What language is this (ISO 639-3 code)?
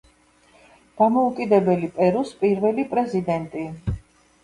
kat